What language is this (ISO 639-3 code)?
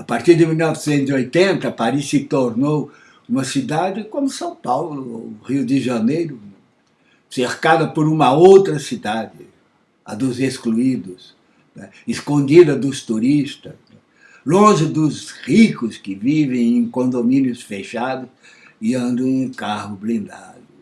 por